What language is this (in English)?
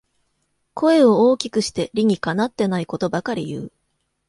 Japanese